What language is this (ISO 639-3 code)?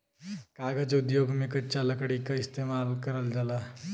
bho